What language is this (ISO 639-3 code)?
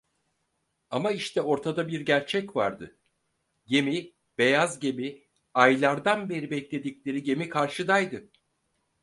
tur